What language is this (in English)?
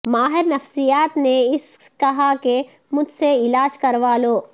Urdu